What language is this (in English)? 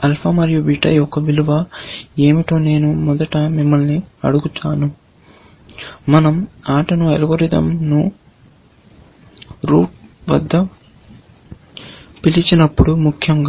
Telugu